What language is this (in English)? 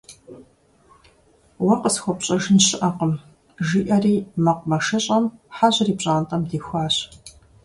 Kabardian